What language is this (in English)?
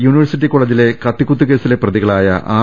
Malayalam